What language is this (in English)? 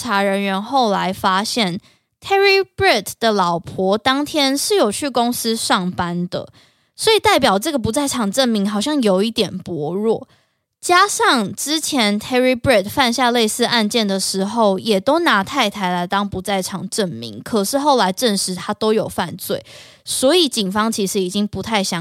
Chinese